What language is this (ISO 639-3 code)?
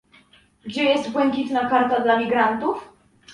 pol